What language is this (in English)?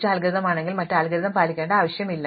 Malayalam